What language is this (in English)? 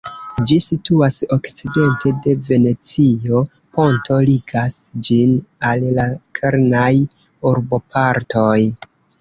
Esperanto